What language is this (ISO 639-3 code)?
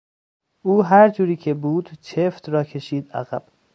fas